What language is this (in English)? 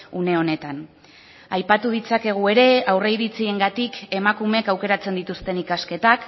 Basque